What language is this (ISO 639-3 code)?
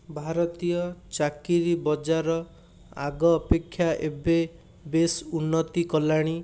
ori